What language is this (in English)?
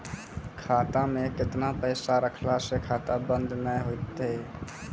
Maithili